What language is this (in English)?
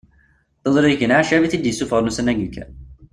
Kabyle